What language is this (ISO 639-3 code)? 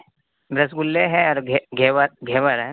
urd